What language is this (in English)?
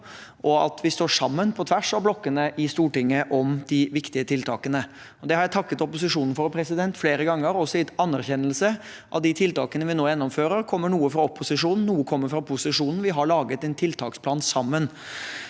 Norwegian